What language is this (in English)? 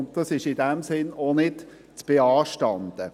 Swiss German